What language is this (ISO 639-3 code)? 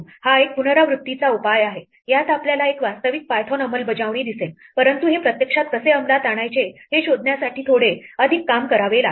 mar